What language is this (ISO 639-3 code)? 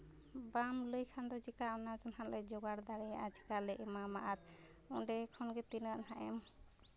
sat